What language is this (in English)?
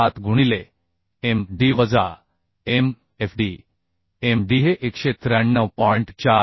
Marathi